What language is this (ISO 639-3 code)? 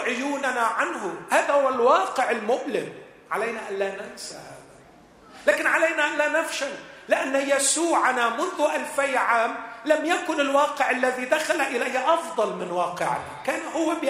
ara